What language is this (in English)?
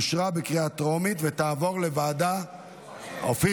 Hebrew